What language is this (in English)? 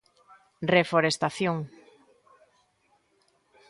Galician